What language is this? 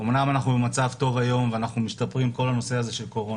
Hebrew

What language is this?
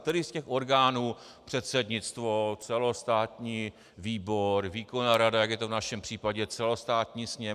Czech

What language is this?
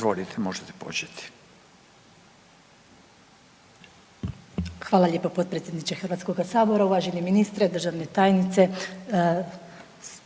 Croatian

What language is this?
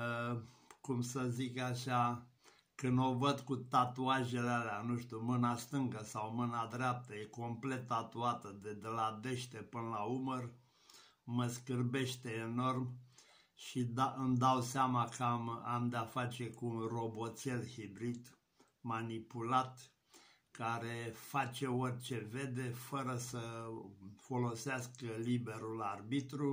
Romanian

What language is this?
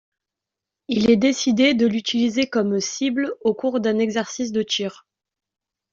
French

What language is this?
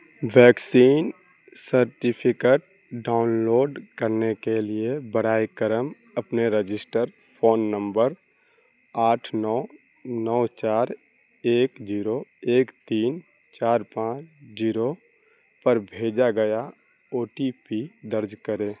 Urdu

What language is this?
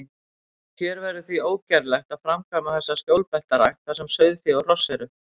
Icelandic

